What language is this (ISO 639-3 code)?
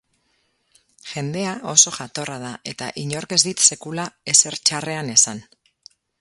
eus